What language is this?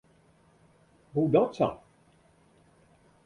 Western Frisian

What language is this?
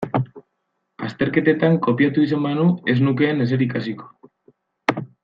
Basque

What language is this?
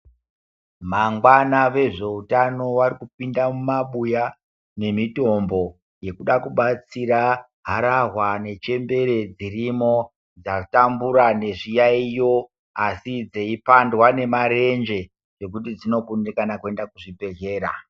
Ndau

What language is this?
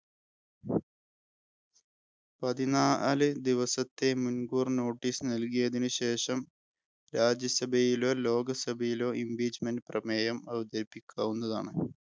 Malayalam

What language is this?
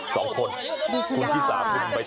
Thai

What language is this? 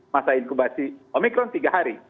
Indonesian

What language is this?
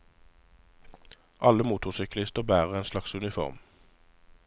Norwegian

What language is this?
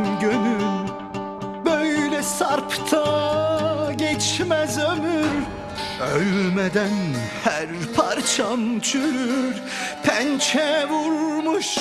Turkish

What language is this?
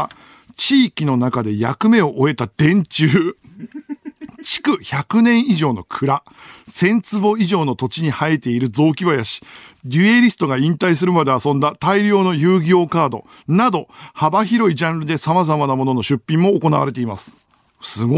Japanese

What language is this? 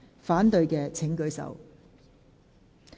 Cantonese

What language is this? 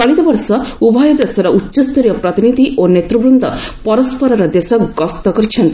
Odia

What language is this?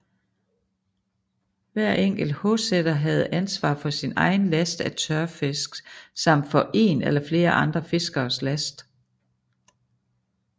Danish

